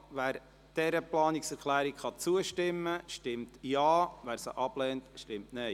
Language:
Swiss German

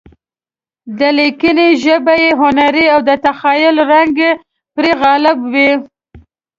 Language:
Pashto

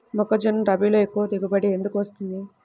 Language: Telugu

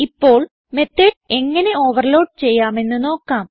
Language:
Malayalam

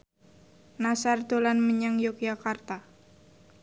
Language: Javanese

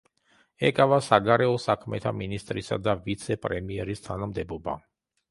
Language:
Georgian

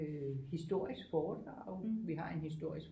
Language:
Danish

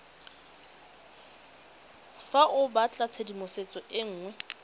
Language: Tswana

